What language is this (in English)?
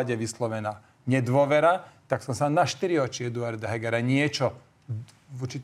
Slovak